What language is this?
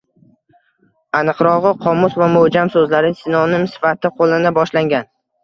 Uzbek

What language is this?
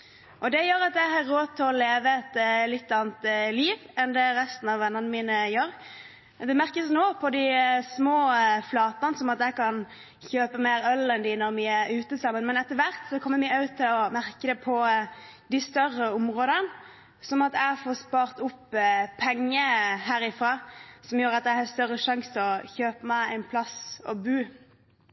Norwegian Bokmål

